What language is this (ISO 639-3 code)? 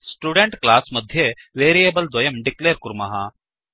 san